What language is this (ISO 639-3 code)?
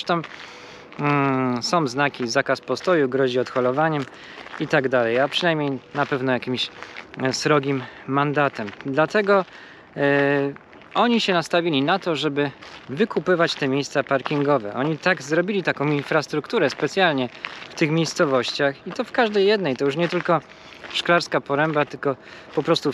pol